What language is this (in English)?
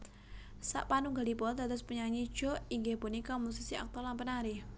Javanese